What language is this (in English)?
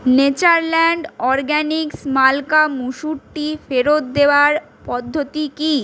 Bangla